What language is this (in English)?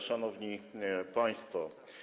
Polish